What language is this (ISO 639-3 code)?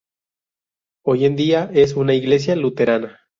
spa